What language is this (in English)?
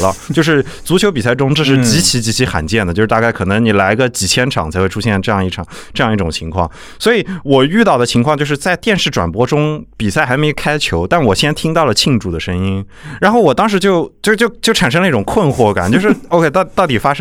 Chinese